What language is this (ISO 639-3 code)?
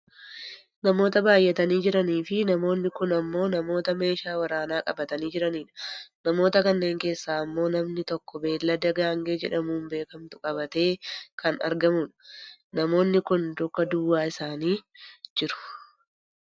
orm